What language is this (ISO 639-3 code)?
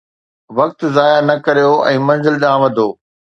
snd